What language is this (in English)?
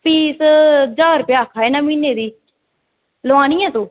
Dogri